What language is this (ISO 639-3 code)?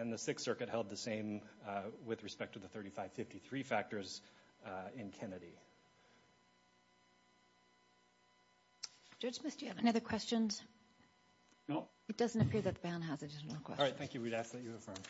eng